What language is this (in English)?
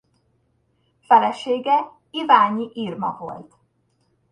Hungarian